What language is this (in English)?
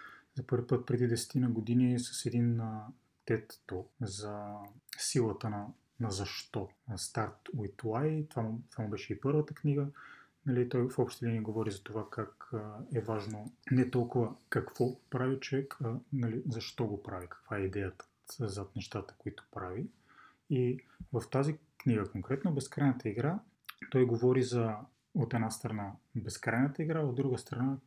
Bulgarian